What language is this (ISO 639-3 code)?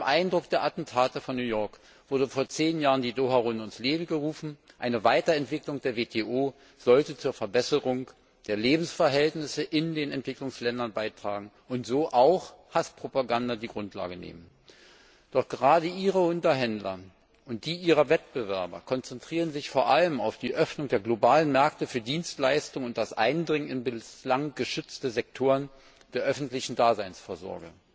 deu